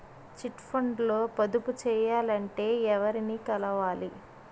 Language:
Telugu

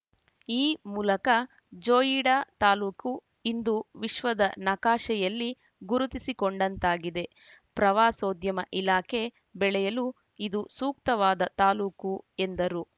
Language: Kannada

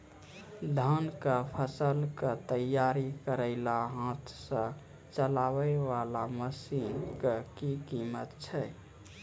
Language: Maithili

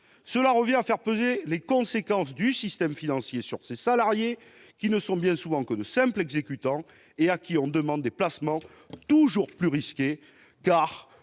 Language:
French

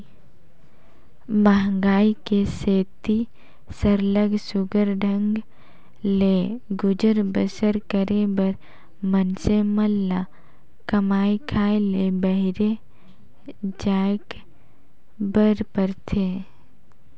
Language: Chhattisgarhi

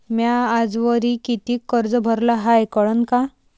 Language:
Marathi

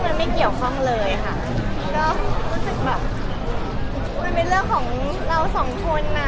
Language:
Thai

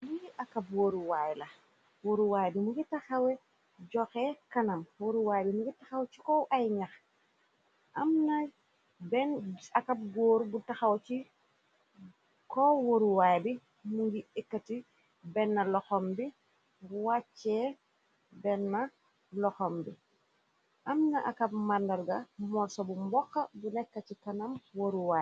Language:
Wolof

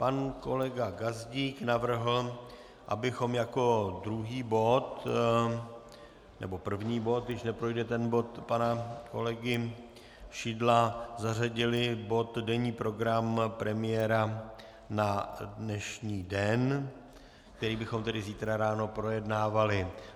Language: Czech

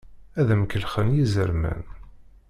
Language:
Kabyle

